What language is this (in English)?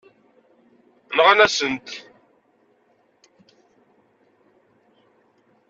Kabyle